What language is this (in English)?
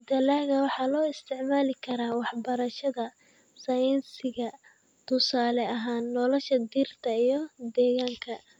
Somali